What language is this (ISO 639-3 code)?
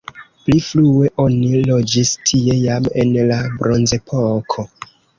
epo